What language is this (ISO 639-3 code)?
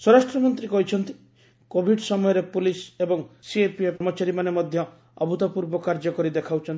ori